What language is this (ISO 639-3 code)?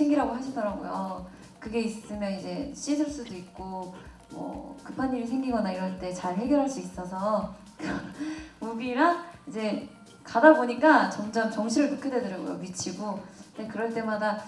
kor